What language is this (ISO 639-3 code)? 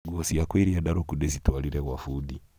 kik